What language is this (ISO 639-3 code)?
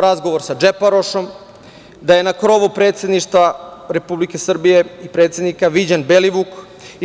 srp